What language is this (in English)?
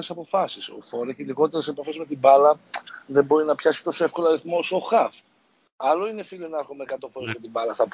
Greek